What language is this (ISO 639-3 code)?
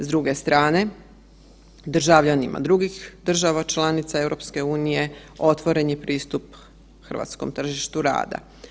hrv